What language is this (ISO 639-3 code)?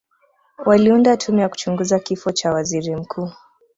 swa